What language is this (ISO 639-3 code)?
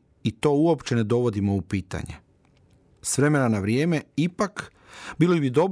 hrv